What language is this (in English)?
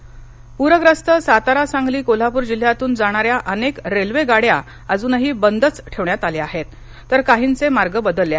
Marathi